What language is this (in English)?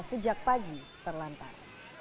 Indonesian